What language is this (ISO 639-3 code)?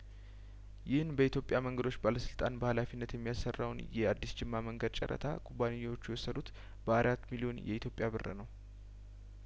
amh